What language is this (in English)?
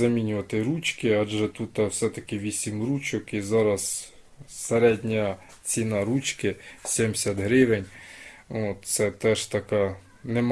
Ukrainian